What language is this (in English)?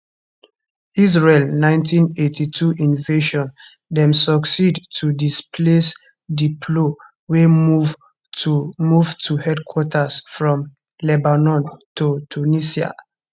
Nigerian Pidgin